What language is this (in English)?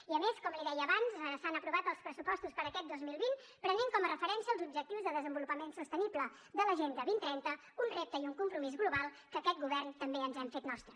Catalan